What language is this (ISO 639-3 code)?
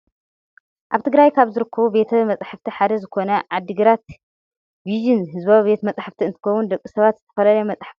tir